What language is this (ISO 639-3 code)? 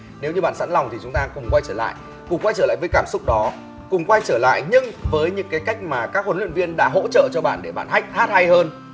vie